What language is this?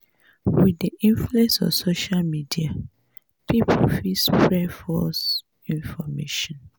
Nigerian Pidgin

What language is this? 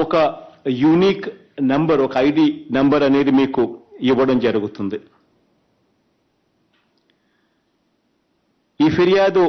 English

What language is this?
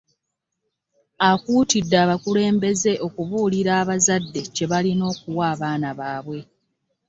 Ganda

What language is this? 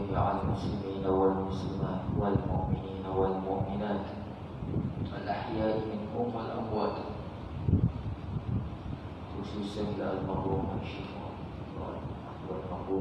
Malay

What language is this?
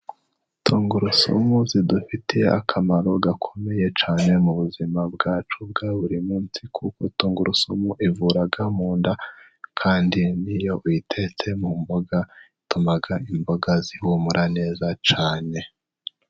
Kinyarwanda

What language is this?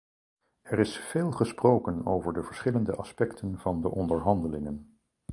Dutch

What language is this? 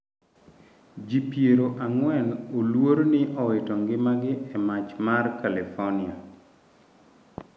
Luo (Kenya and Tanzania)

